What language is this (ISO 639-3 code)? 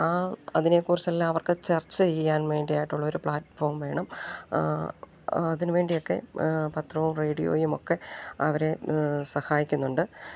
mal